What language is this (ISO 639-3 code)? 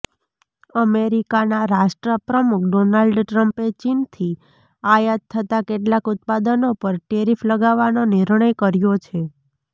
guj